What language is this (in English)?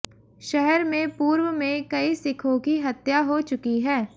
Hindi